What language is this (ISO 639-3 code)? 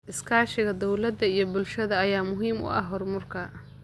som